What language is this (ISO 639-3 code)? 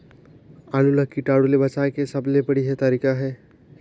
hne